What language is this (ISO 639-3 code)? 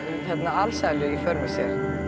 isl